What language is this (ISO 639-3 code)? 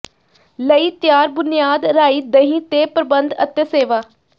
pan